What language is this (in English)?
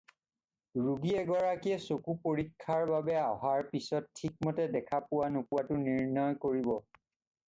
Assamese